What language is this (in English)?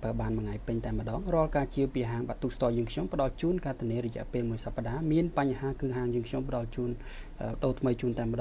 Thai